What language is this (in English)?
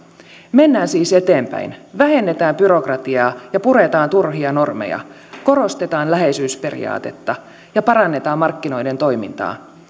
Finnish